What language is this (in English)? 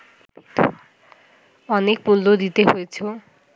Bangla